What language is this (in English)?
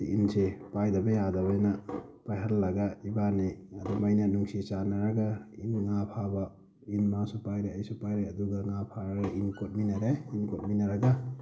Manipuri